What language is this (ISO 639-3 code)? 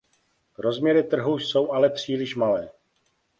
ces